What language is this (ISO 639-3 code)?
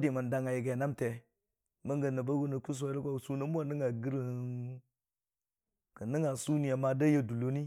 cfa